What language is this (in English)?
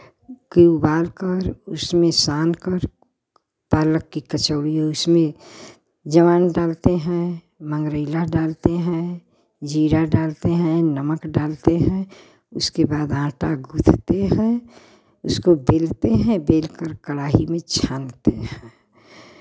Hindi